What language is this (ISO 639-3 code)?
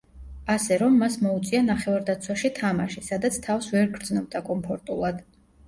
kat